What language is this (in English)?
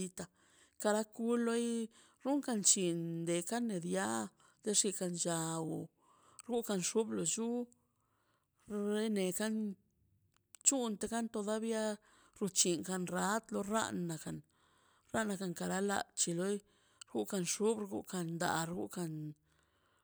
Mazaltepec Zapotec